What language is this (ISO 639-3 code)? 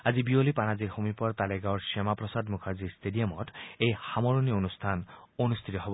asm